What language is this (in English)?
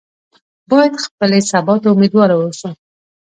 Pashto